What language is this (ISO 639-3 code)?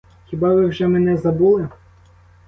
ukr